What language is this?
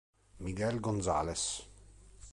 Italian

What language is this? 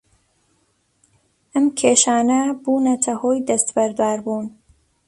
Central Kurdish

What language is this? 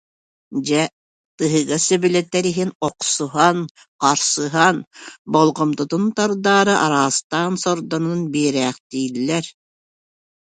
Yakut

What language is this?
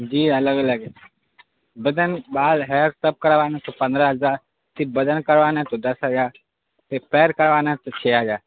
Urdu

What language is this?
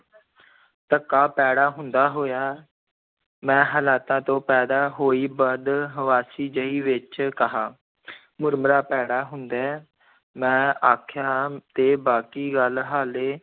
Punjabi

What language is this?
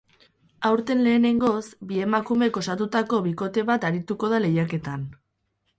Basque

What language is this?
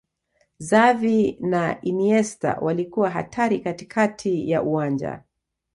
Swahili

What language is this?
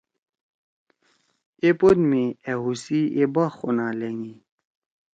Torwali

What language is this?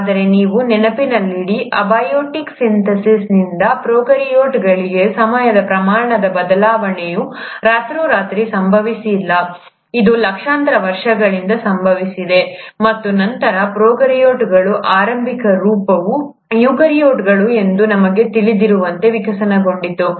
Kannada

